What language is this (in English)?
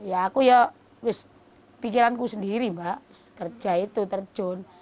Indonesian